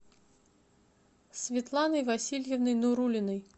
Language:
Russian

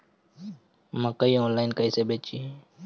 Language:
Bhojpuri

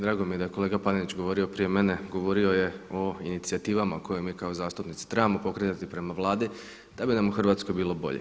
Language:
Croatian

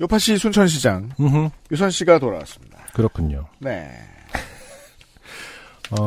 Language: Korean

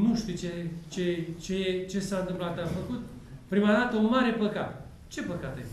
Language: Romanian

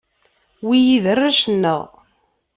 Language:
Kabyle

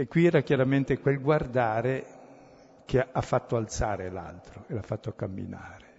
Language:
Italian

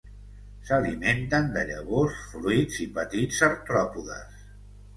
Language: Catalan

